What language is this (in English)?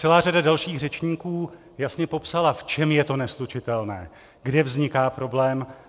Czech